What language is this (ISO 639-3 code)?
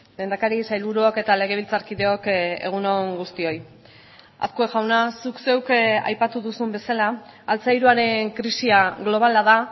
eus